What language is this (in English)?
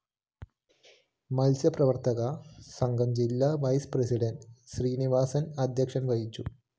Malayalam